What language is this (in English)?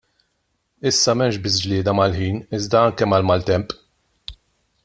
Maltese